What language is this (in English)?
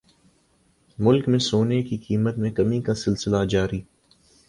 Urdu